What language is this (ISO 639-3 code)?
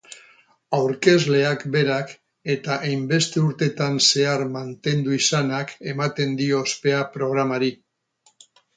eus